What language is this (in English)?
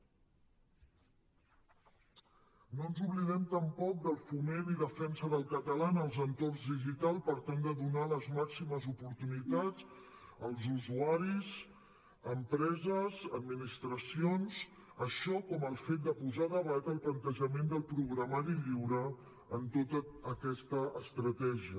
Catalan